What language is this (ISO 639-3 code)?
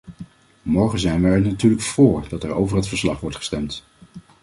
nld